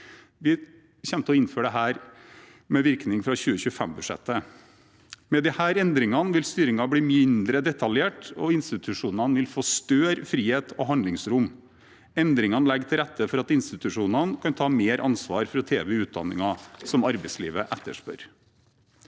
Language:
Norwegian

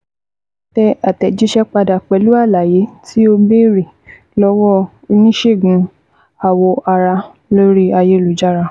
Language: Yoruba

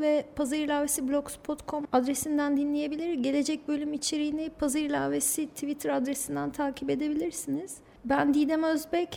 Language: Turkish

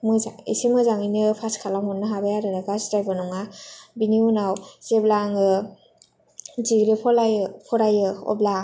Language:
Bodo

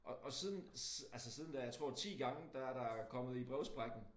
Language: Danish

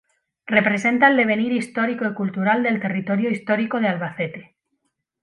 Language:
Spanish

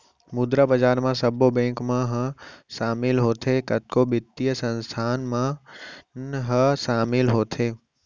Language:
Chhattisgarhi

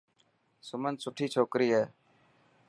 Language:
Dhatki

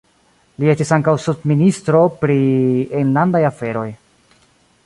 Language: Esperanto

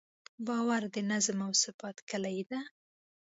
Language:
Pashto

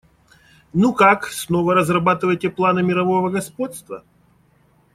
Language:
Russian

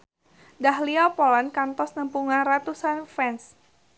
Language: Sundanese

